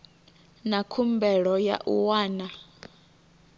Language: Venda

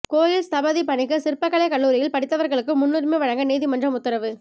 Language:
Tamil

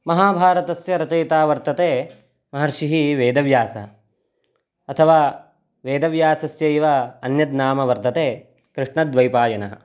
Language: Sanskrit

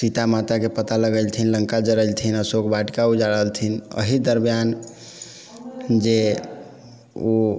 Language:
Maithili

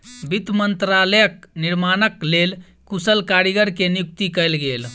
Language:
Maithili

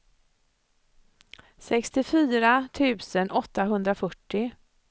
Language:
Swedish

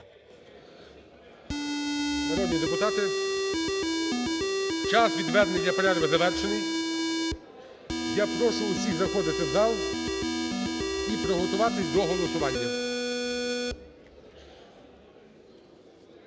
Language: Ukrainian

